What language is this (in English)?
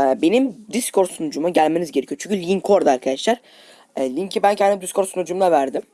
Turkish